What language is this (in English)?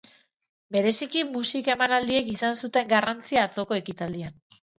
Basque